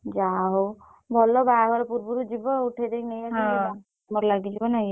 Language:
Odia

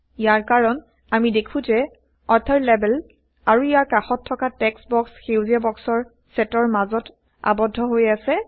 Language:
Assamese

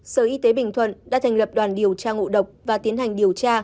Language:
Vietnamese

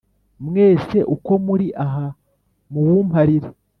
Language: Kinyarwanda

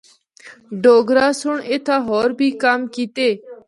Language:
Northern Hindko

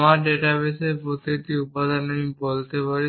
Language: Bangla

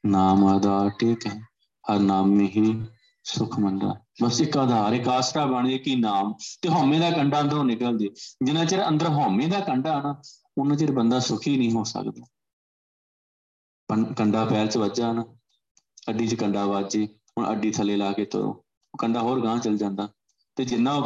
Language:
Punjabi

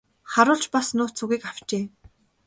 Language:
Mongolian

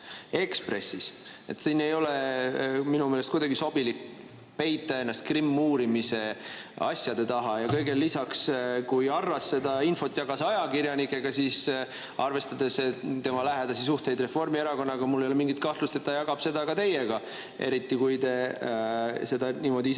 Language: Estonian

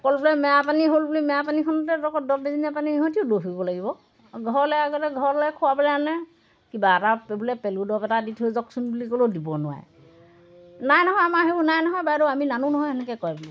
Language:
Assamese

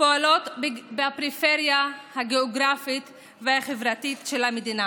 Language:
Hebrew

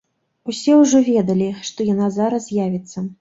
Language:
Belarusian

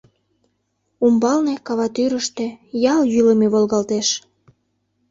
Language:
Mari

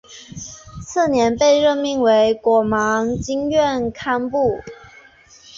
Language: Chinese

